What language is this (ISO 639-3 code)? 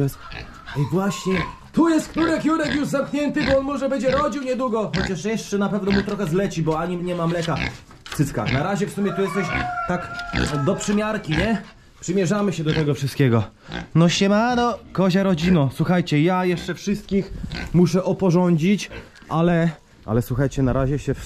pol